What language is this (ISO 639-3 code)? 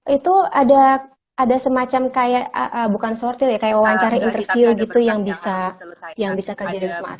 ind